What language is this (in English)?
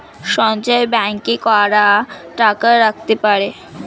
Bangla